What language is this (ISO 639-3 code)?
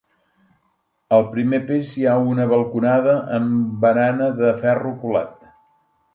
cat